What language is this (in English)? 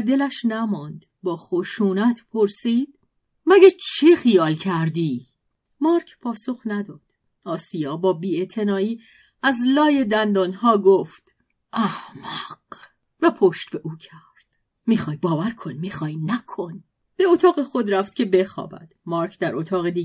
Persian